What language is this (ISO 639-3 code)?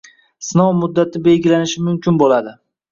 uzb